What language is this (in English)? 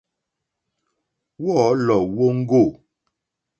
Mokpwe